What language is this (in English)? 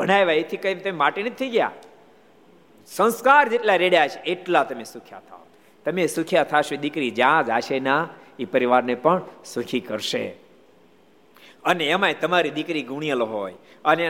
Gujarati